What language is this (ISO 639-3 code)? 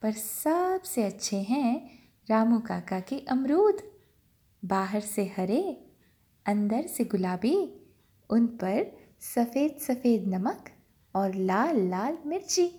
hin